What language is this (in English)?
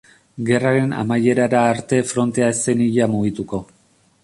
Basque